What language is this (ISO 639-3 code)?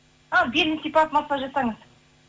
kaz